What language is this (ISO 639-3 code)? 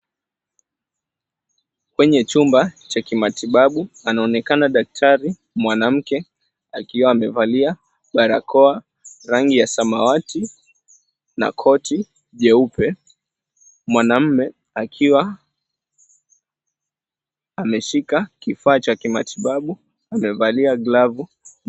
swa